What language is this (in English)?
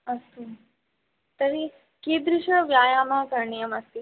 Sanskrit